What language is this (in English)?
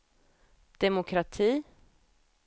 Swedish